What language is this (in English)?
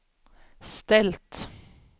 Swedish